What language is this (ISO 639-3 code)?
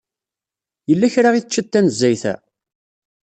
kab